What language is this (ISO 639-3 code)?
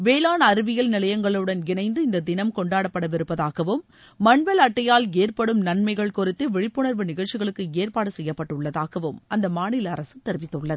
tam